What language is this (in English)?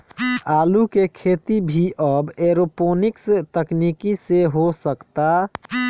Bhojpuri